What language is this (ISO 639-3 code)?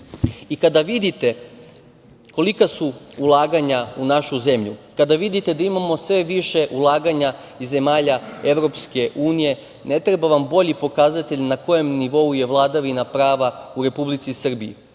srp